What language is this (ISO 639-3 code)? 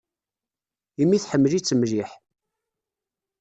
kab